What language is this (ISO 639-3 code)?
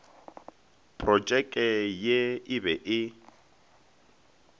nso